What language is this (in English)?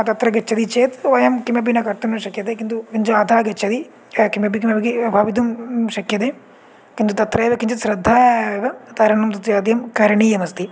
Sanskrit